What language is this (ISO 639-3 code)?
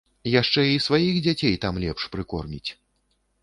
bel